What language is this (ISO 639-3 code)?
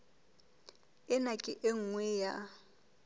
sot